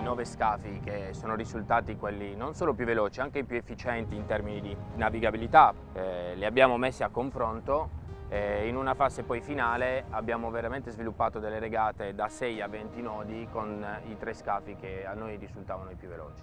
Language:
Italian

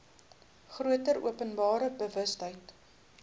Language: Afrikaans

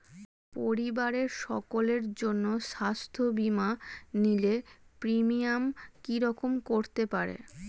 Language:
Bangla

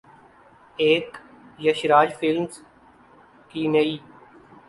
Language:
Urdu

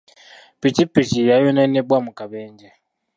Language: Ganda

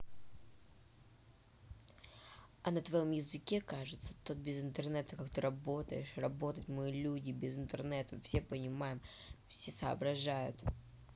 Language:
Russian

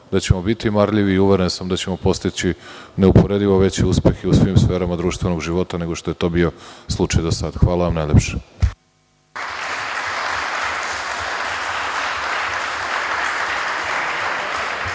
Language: Serbian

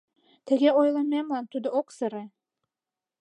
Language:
Mari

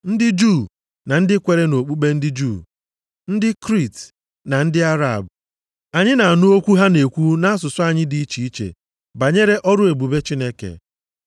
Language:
Igbo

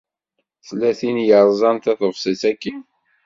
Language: Kabyle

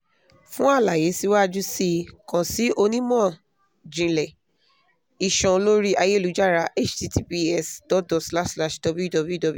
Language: Yoruba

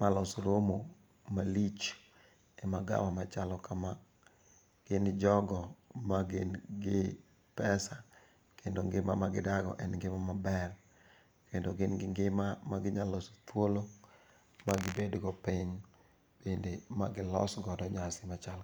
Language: Luo (Kenya and Tanzania)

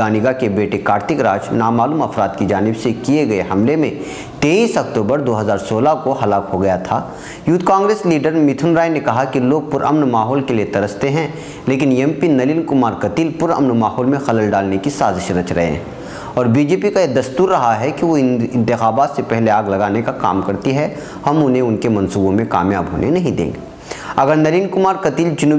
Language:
Hindi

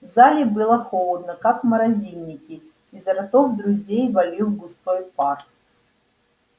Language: Russian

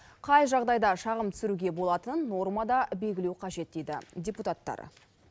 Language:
Kazakh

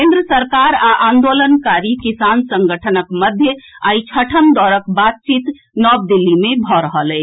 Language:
Maithili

